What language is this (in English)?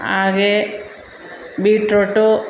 Kannada